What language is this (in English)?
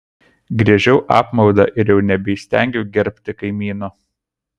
Lithuanian